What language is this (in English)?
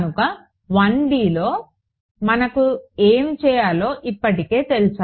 Telugu